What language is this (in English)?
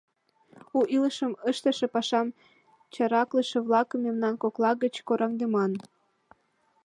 Mari